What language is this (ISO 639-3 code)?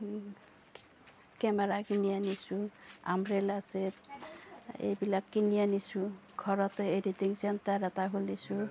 asm